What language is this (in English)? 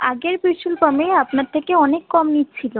Bangla